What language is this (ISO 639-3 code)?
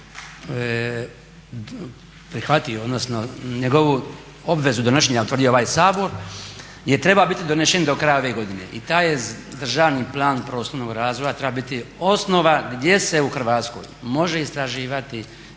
hrv